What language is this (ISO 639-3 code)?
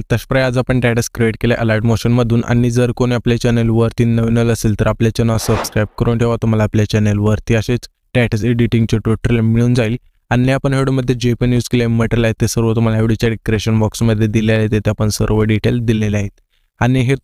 ara